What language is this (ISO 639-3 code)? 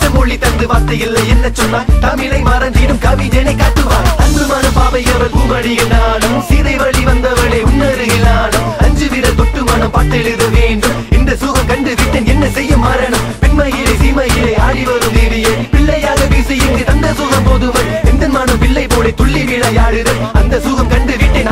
ron